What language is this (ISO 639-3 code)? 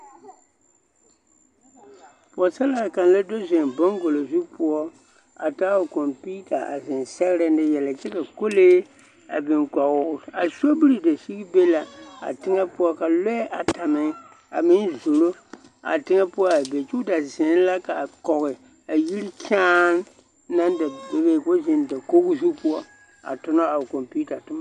dga